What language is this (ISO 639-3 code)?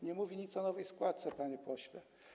pol